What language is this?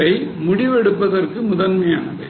Tamil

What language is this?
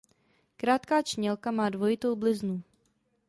Czech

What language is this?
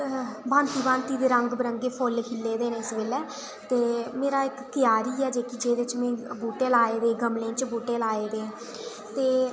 Dogri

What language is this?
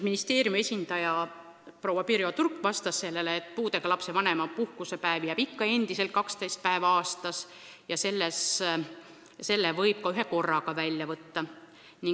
Estonian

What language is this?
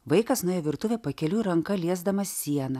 Lithuanian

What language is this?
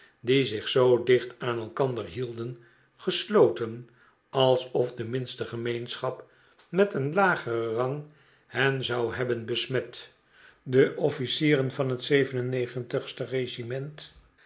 Dutch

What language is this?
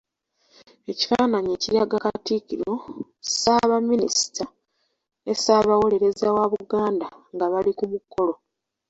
Ganda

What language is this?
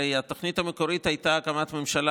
Hebrew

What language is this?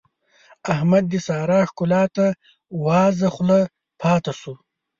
Pashto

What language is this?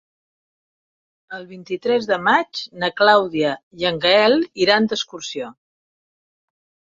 Catalan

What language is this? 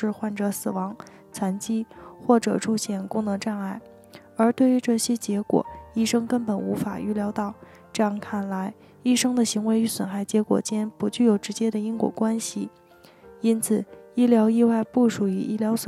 Chinese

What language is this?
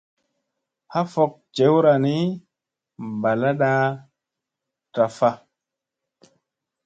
Musey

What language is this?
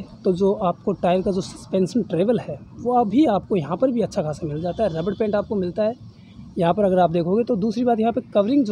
Hindi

